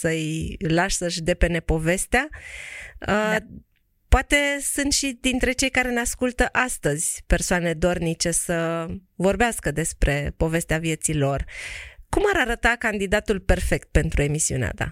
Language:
Romanian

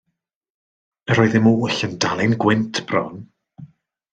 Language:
Welsh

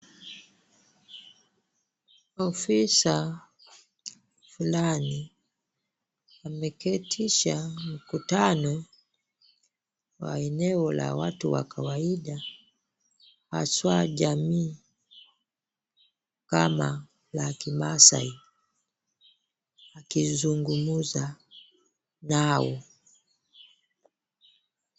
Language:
Swahili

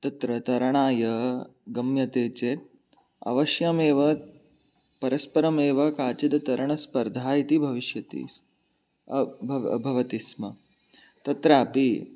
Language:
Sanskrit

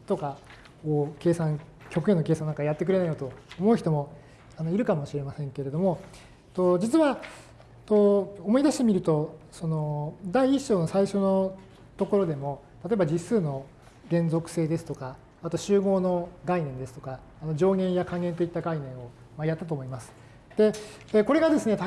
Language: Japanese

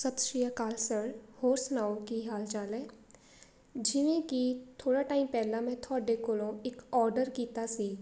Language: Punjabi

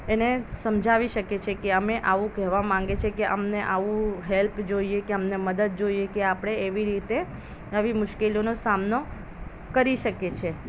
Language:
Gujarati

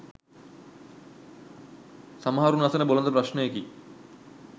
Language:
Sinhala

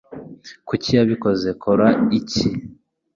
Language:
Kinyarwanda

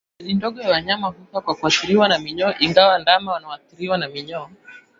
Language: Swahili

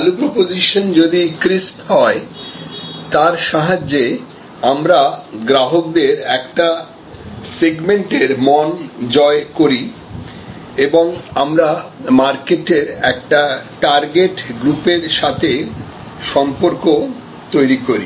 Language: Bangla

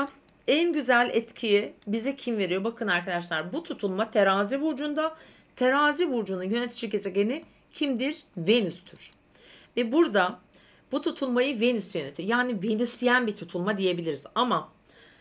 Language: Turkish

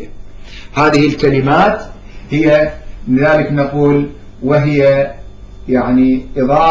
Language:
Arabic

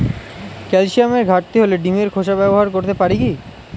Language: Bangla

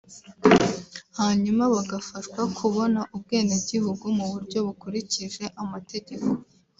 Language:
Kinyarwanda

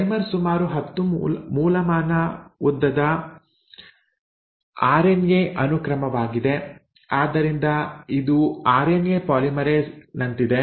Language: Kannada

